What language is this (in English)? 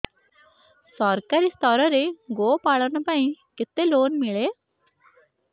Odia